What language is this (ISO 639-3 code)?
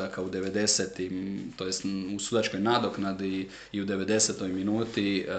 hrv